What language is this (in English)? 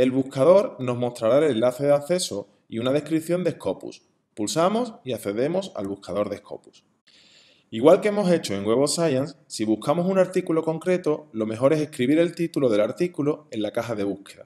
Spanish